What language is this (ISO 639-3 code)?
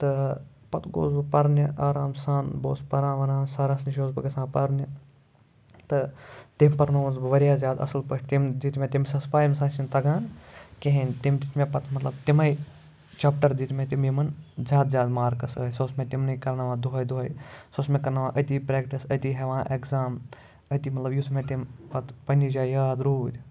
kas